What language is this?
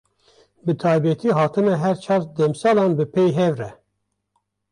Kurdish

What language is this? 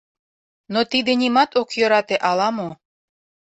Mari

